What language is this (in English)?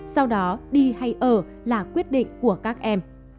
Vietnamese